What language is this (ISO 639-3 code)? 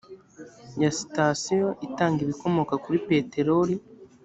kin